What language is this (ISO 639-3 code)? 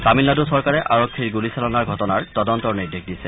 asm